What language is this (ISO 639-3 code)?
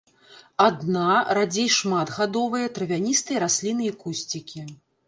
bel